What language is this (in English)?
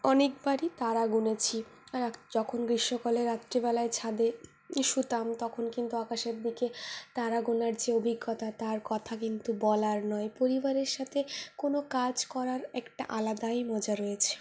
Bangla